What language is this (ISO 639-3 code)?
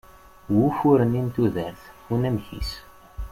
kab